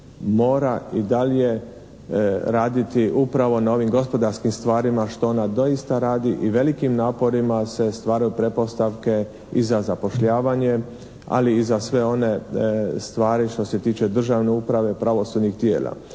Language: Croatian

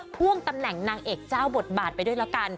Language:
Thai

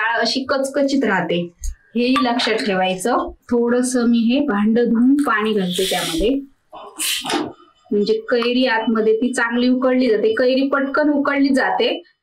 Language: Romanian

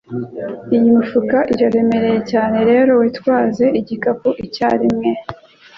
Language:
Kinyarwanda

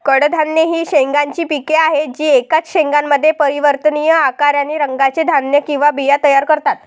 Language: Marathi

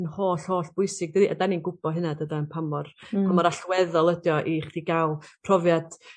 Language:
Welsh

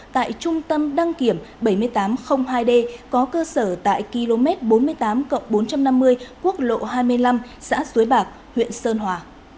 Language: Vietnamese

